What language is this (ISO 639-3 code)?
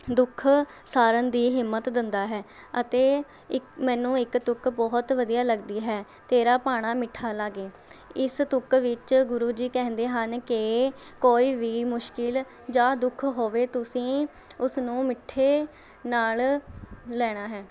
pan